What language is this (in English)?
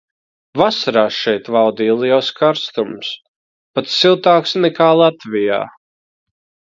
Latvian